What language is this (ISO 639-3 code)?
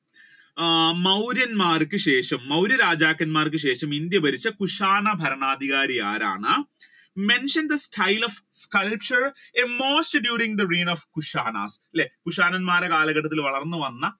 mal